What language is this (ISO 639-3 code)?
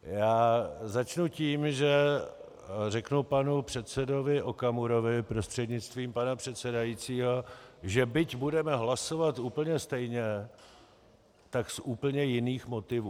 ces